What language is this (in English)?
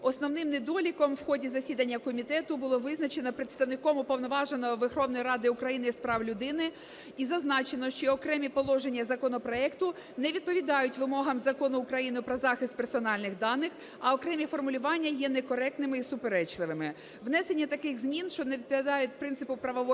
Ukrainian